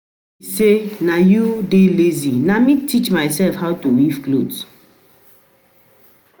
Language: Nigerian Pidgin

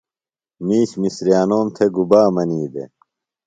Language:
Phalura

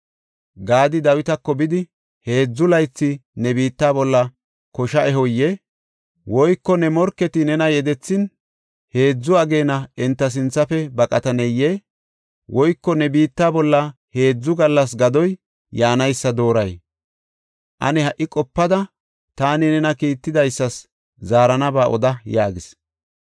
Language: Gofa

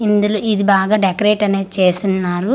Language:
Telugu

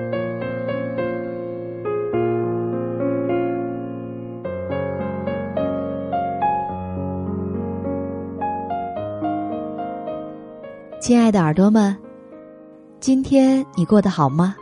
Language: Chinese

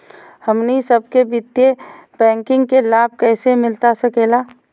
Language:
Magahi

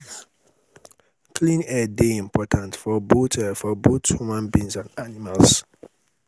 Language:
Nigerian Pidgin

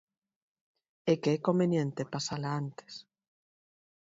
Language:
Galician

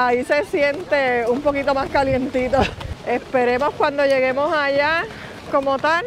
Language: Spanish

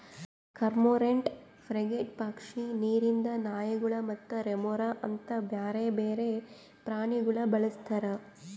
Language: Kannada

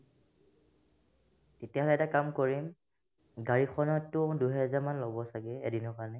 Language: Assamese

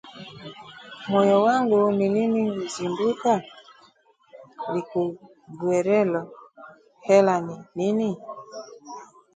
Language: Swahili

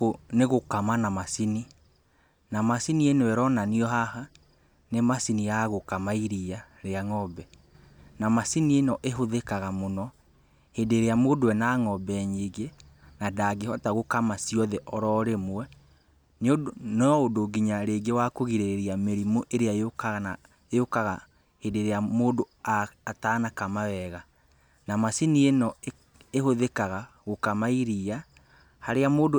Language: Kikuyu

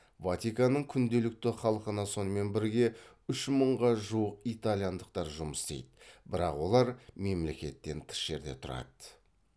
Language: Kazakh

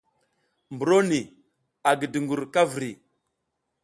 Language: South Giziga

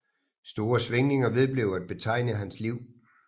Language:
Danish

